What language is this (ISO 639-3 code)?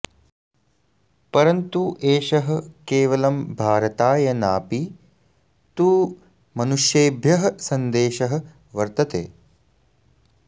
san